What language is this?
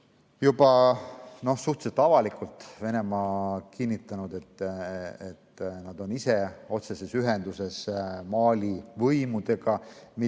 Estonian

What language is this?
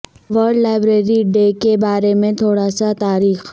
Urdu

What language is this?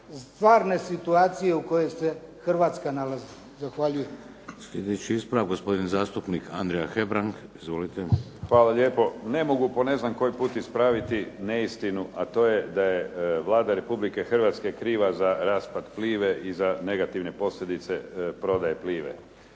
Croatian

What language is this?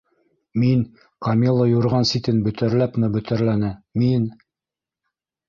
Bashkir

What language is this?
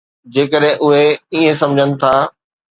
Sindhi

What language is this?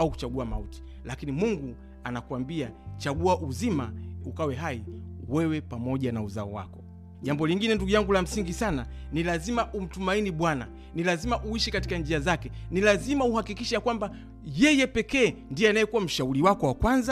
Swahili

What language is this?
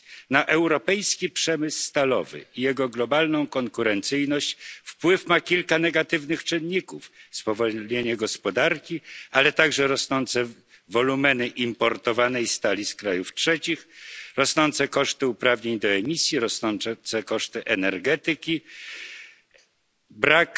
Polish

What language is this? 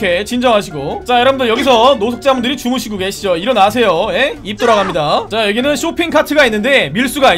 Korean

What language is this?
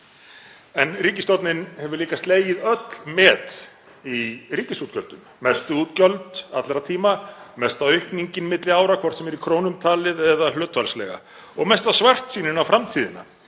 Icelandic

